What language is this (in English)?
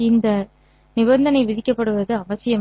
Tamil